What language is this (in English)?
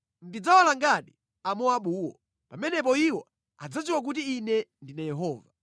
Nyanja